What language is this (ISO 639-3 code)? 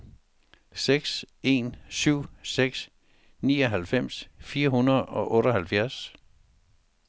dan